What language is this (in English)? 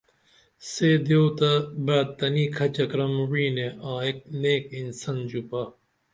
Dameli